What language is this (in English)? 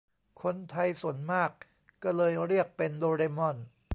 Thai